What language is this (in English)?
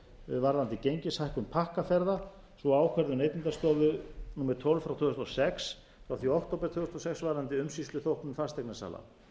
Icelandic